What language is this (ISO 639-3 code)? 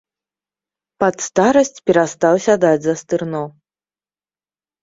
bel